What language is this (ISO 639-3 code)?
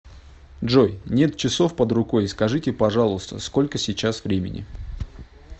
rus